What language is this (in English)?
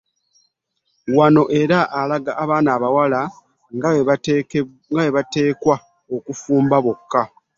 Ganda